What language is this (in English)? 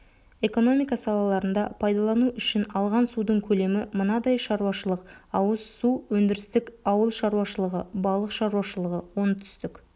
Kazakh